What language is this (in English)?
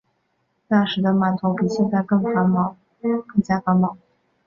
Chinese